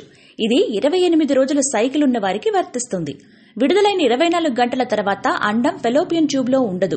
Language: Hindi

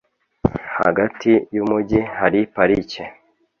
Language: Kinyarwanda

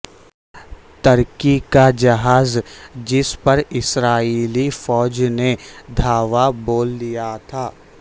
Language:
Urdu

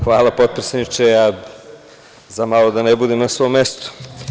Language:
Serbian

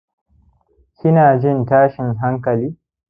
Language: Hausa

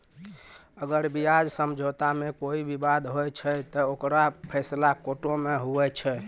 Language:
Maithili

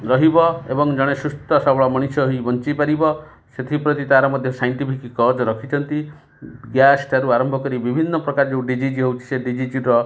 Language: Odia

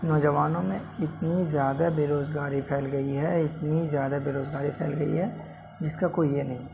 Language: Urdu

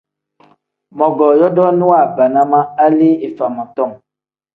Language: Tem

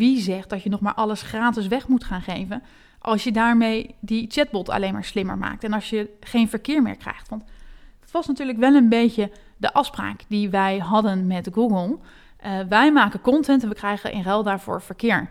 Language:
Dutch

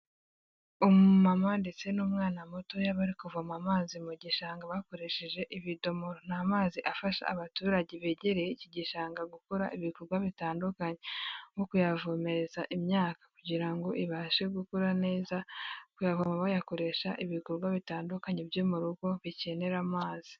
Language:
Kinyarwanda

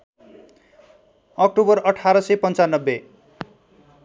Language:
Nepali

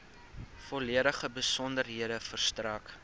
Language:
Afrikaans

